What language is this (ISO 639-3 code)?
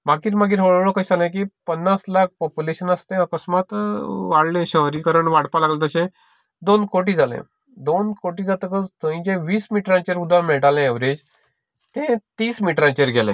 kok